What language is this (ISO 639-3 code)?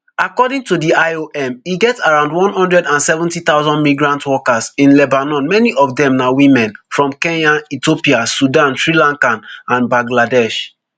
pcm